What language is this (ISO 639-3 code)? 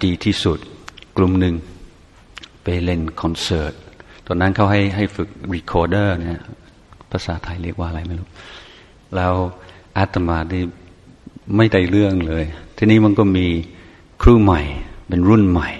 tha